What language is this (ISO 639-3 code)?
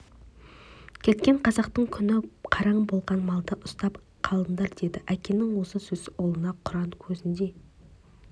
kaz